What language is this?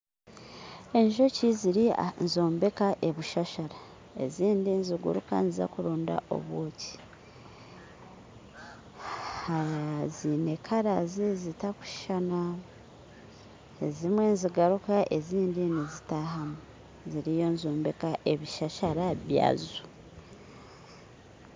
Nyankole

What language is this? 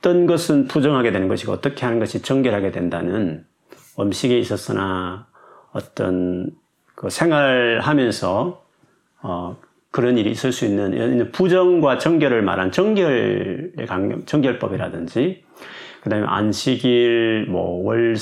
Korean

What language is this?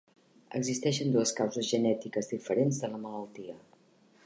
Catalan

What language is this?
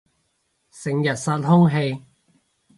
Cantonese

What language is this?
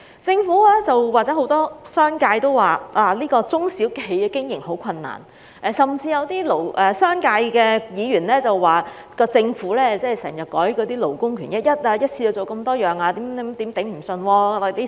Cantonese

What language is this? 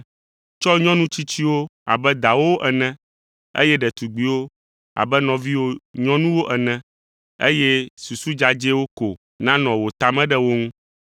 Ewe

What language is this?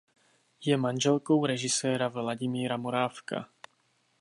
Czech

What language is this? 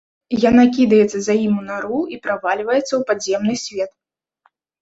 Belarusian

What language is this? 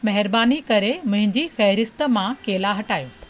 Sindhi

